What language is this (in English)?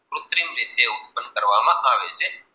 Gujarati